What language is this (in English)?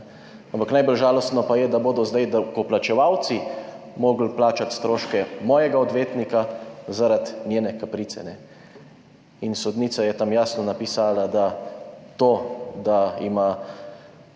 Slovenian